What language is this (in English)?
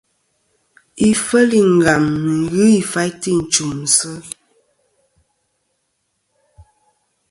Kom